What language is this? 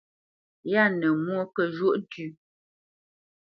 Bamenyam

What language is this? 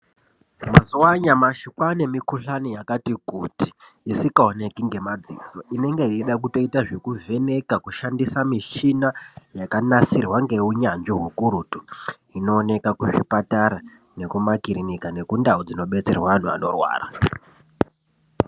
Ndau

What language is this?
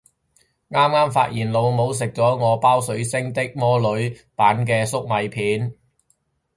Cantonese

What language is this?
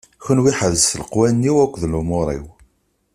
Kabyle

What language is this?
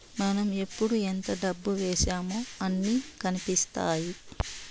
Telugu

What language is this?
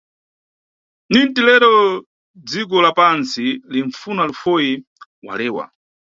Nyungwe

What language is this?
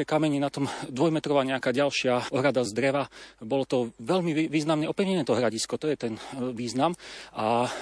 Slovak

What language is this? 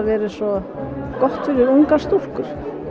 Icelandic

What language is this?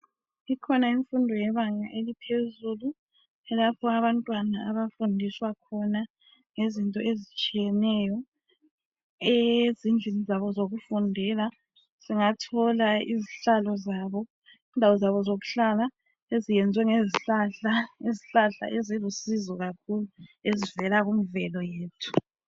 North Ndebele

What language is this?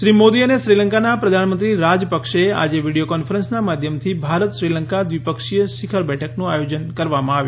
Gujarati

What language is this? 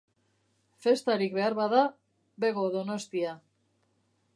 Basque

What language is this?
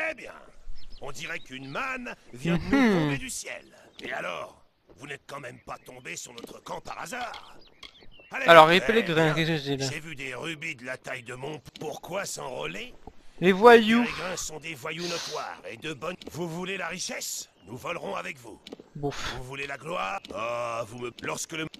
French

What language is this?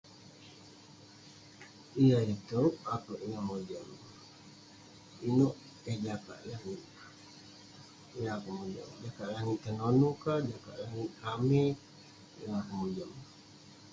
Western Penan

